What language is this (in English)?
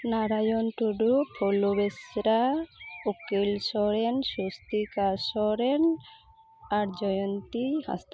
Santali